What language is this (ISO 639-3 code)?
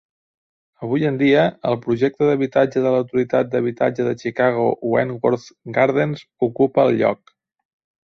cat